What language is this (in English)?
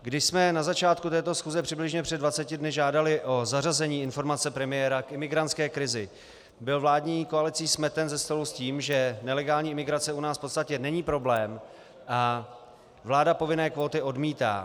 Czech